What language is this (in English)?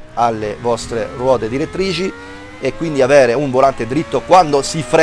Italian